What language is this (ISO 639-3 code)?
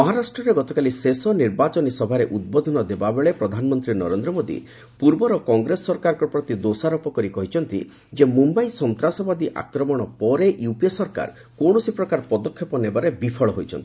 ori